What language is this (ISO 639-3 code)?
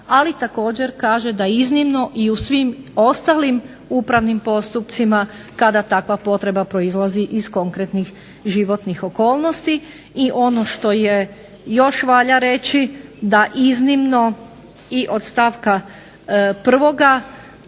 hrv